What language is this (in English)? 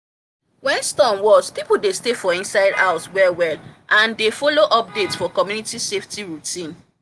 Nigerian Pidgin